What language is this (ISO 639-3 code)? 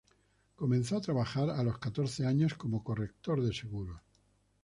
spa